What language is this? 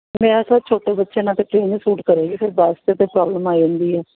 Punjabi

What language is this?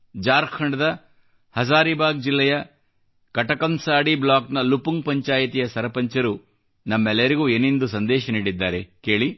Kannada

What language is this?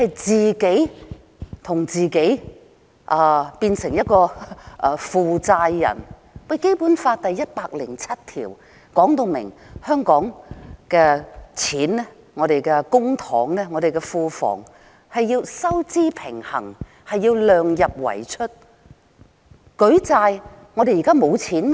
Cantonese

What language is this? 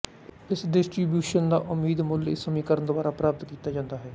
Punjabi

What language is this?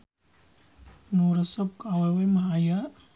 Sundanese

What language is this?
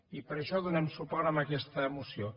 Catalan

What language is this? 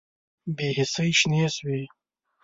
Pashto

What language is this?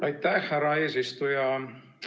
Estonian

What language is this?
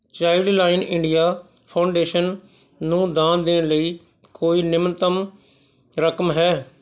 Punjabi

